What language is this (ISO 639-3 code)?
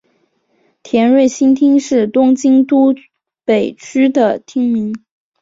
zho